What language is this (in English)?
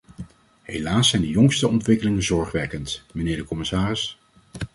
Dutch